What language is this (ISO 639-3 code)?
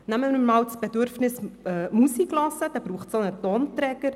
gsw